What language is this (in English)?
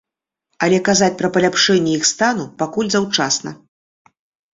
Belarusian